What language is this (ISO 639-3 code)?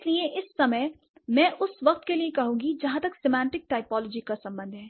hin